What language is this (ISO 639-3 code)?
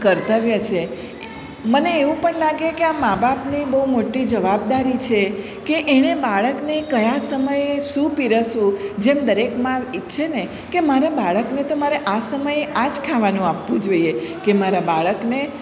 guj